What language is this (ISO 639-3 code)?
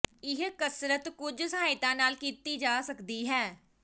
pan